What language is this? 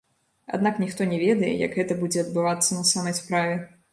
Belarusian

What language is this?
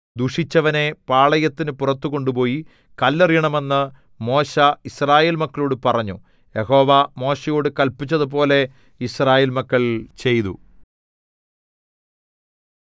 Malayalam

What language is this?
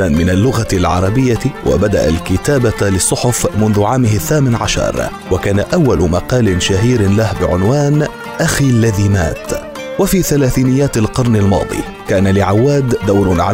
Arabic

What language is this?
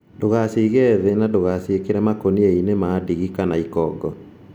Kikuyu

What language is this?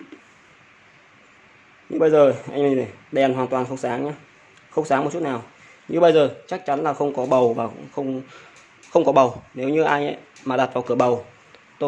Vietnamese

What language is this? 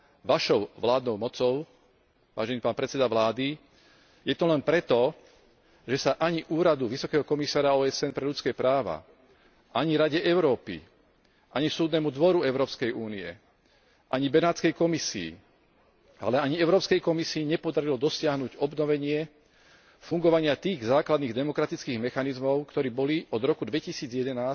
Slovak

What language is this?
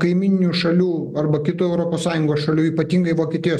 Lithuanian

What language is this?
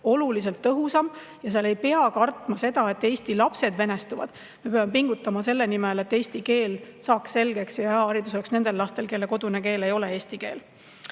Estonian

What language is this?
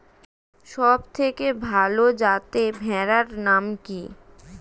Bangla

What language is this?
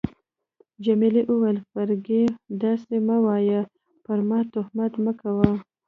Pashto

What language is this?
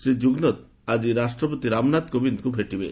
Odia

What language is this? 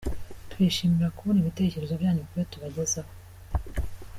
Kinyarwanda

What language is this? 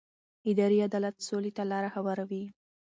Pashto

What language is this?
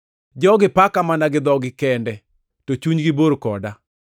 Luo (Kenya and Tanzania)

